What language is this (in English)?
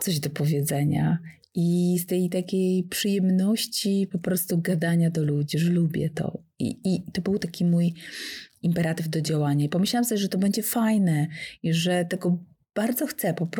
Polish